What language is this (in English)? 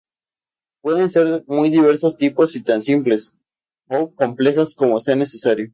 Spanish